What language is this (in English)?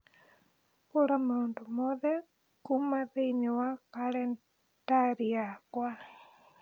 Kikuyu